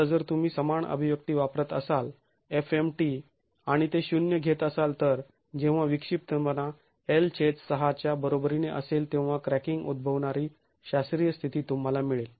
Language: Marathi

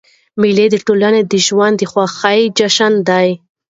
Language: Pashto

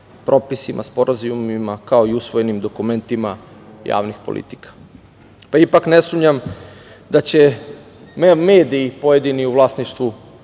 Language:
Serbian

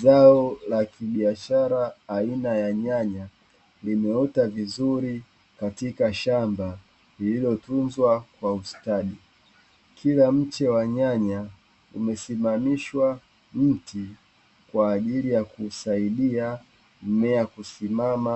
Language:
Swahili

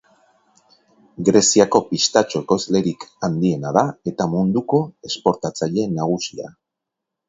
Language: Basque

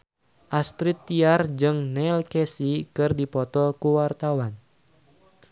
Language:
Sundanese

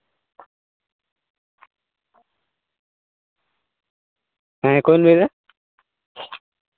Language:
Santali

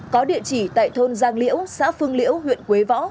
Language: Vietnamese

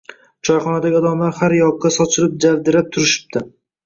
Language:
Uzbek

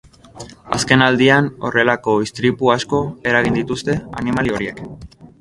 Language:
Basque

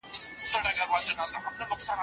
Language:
Pashto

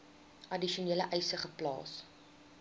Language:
Afrikaans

